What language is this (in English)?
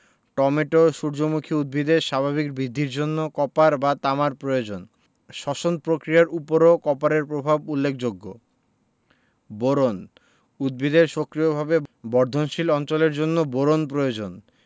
Bangla